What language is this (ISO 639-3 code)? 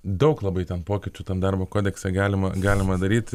lit